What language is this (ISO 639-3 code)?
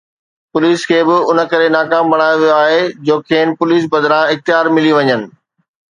snd